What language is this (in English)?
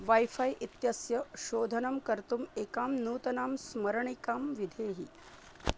Sanskrit